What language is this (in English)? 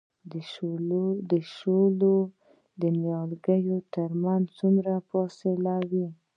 Pashto